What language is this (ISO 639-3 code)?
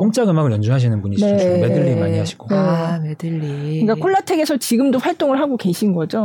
kor